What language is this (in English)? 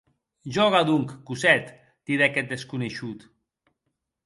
Occitan